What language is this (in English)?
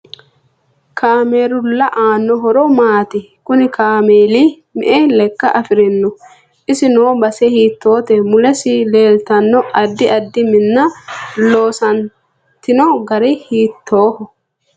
Sidamo